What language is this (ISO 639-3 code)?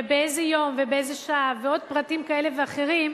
heb